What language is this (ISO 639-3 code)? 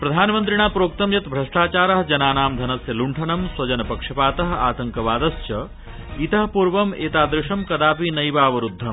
san